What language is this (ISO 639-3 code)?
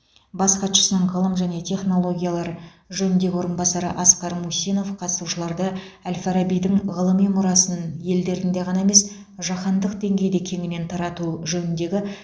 kaz